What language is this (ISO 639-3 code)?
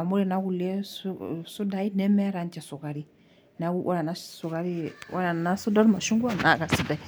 mas